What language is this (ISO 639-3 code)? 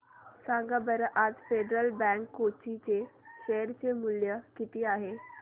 mar